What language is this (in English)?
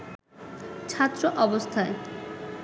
Bangla